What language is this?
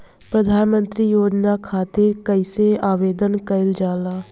Bhojpuri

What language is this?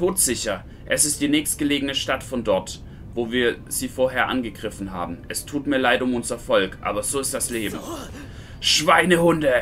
German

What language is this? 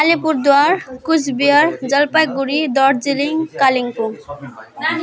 Nepali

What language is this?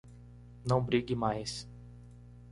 Portuguese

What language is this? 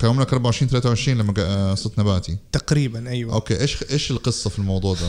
Arabic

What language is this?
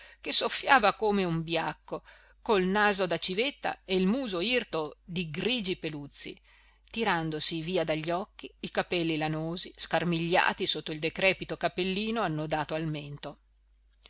Italian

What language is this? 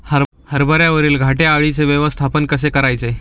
Marathi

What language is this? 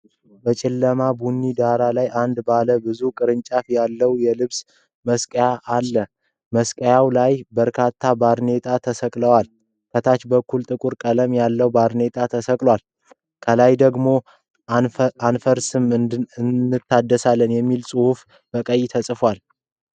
Amharic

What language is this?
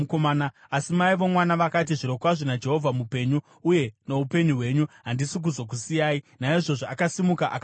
Shona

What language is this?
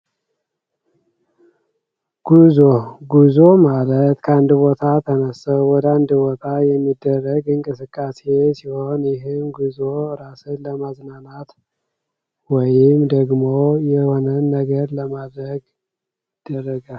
Amharic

